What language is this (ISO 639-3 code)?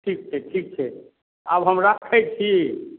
mai